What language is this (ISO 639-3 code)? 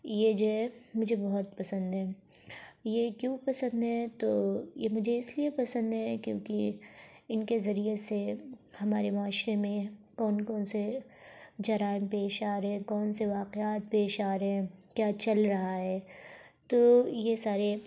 urd